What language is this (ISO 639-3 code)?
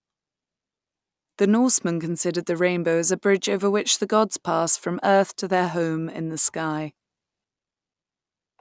eng